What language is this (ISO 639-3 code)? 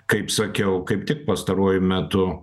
lit